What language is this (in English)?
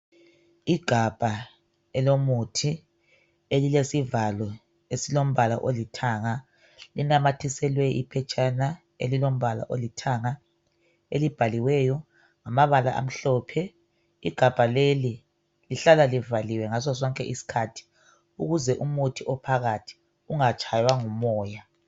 North Ndebele